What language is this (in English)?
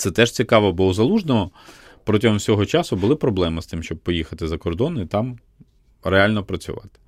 Ukrainian